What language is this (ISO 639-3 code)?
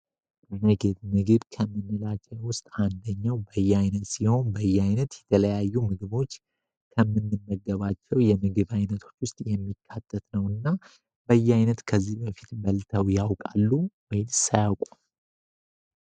amh